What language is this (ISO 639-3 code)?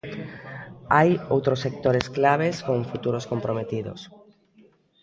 glg